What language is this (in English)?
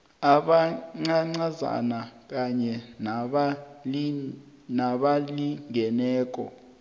South Ndebele